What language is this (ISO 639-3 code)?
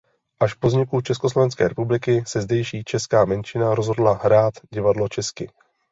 ces